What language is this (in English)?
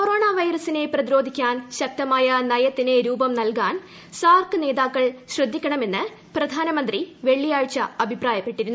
Malayalam